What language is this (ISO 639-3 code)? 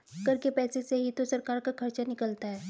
hin